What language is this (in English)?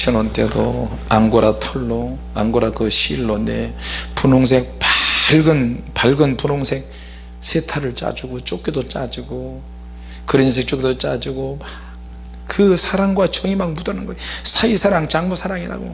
Korean